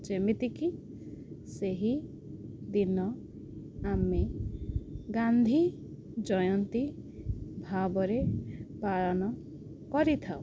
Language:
Odia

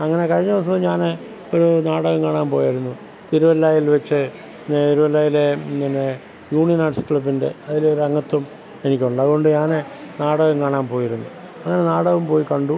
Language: Malayalam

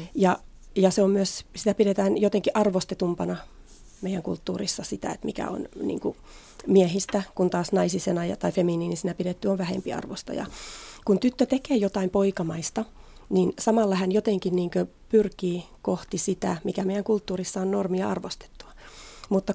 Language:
Finnish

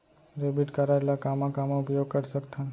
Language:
Chhattisgarhi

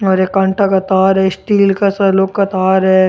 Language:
Rajasthani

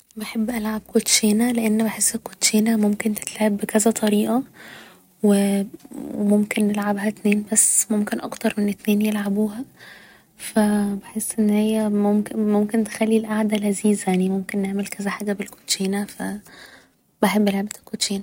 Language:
Egyptian Arabic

